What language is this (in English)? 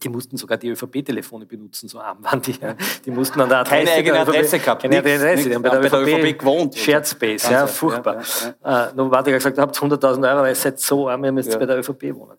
German